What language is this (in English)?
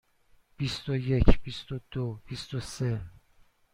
Persian